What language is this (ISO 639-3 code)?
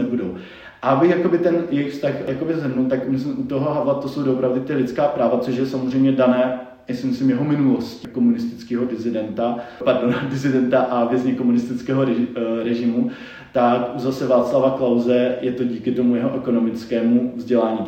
ces